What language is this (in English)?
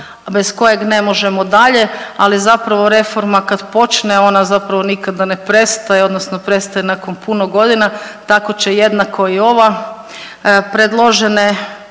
Croatian